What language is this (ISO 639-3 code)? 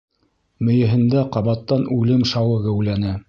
bak